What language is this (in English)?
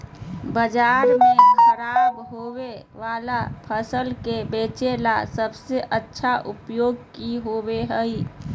Magahi